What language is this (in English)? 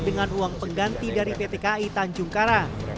Indonesian